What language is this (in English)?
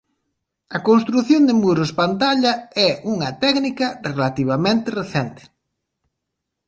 Galician